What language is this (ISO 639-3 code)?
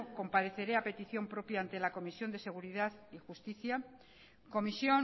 spa